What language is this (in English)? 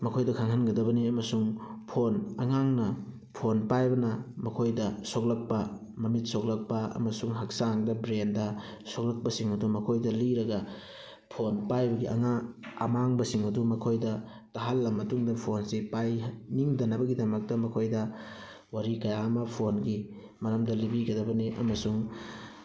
Manipuri